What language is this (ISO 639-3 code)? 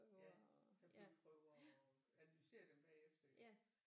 dan